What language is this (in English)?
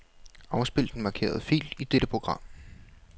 Danish